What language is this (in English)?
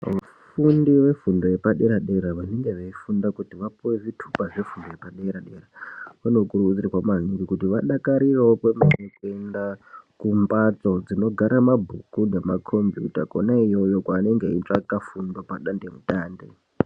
Ndau